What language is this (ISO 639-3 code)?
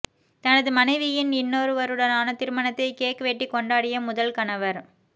tam